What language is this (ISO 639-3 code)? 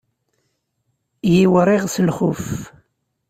kab